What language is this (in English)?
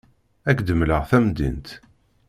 Kabyle